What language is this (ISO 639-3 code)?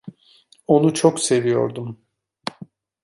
tur